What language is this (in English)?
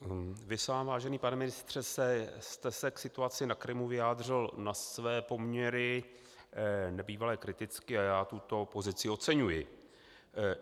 Czech